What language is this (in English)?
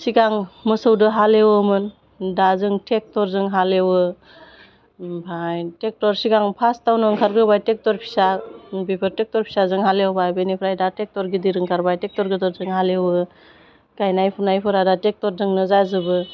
Bodo